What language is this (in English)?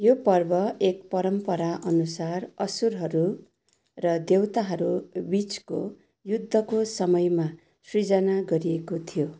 Nepali